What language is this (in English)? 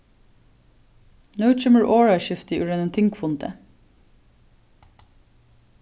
Faroese